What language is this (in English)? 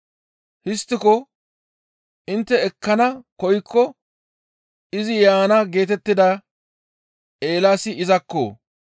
Gamo